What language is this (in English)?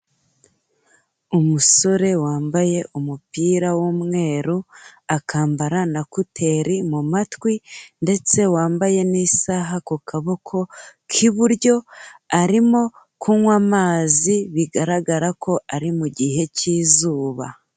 Kinyarwanda